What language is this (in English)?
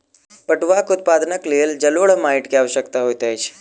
Maithili